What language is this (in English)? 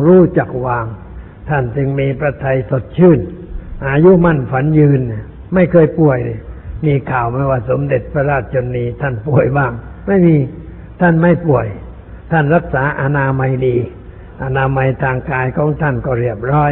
Thai